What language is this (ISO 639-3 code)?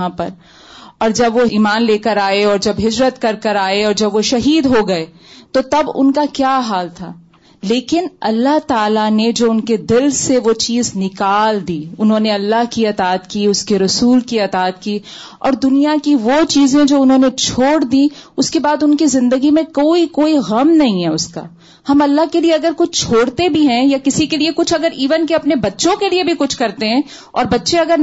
urd